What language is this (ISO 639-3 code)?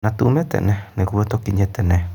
kik